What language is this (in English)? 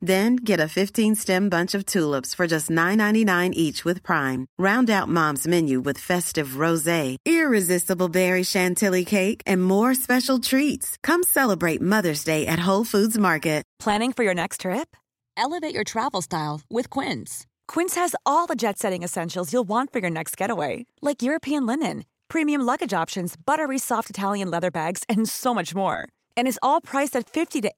Spanish